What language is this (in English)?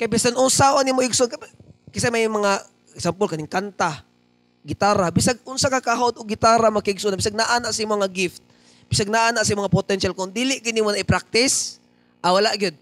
Filipino